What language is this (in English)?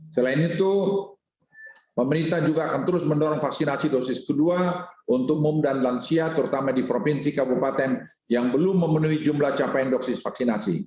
Indonesian